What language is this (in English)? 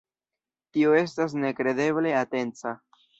Esperanto